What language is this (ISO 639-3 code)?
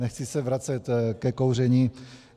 ces